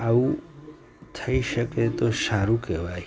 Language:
Gujarati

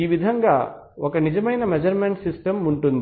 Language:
Telugu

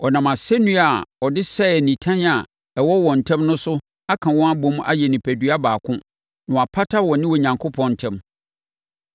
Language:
Akan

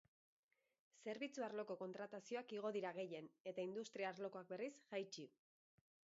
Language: Basque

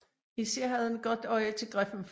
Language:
Danish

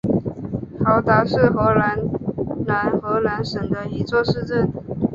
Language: Chinese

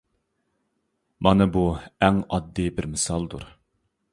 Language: Uyghur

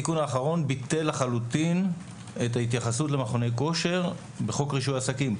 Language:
Hebrew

